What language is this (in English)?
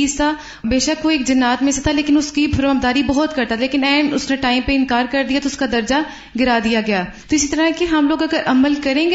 Urdu